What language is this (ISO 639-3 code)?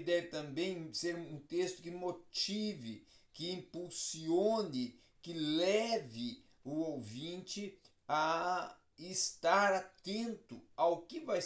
por